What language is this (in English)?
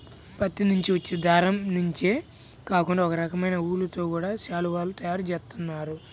Telugu